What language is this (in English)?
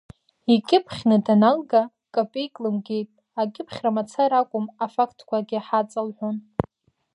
Abkhazian